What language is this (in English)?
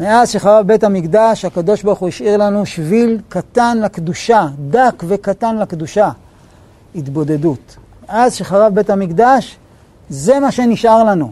Hebrew